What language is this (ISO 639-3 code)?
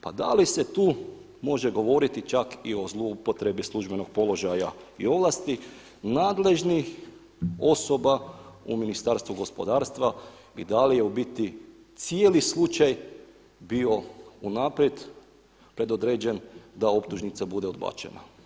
hrv